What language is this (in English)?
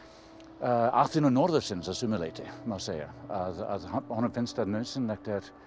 Icelandic